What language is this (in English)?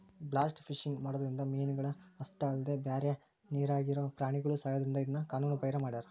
Kannada